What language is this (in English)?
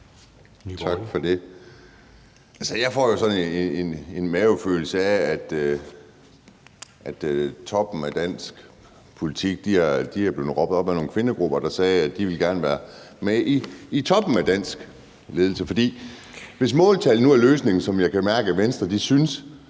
Danish